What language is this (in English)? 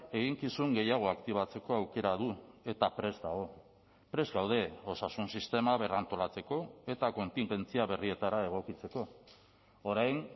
Basque